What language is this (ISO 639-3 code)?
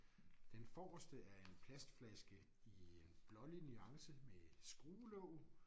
dan